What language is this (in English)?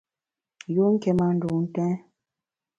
Bamun